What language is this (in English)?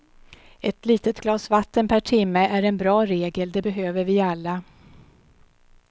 Swedish